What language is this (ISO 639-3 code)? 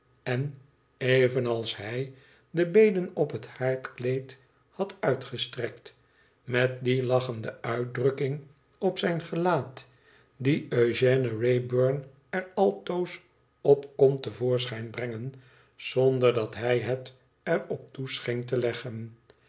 nld